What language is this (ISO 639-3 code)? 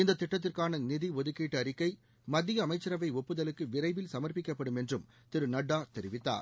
tam